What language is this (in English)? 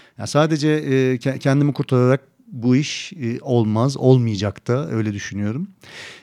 Turkish